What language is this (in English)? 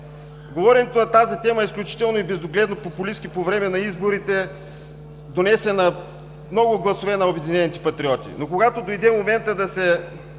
Bulgarian